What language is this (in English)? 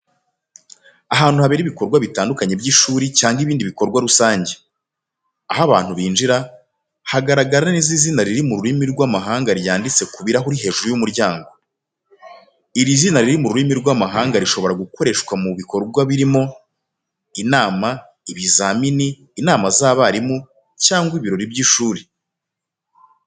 Kinyarwanda